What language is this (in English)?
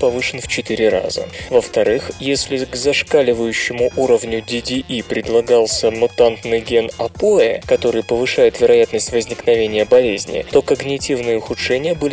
Russian